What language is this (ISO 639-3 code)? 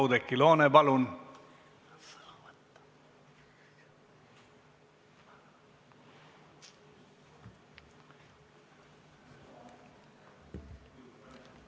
est